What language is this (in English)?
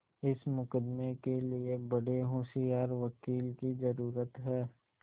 Hindi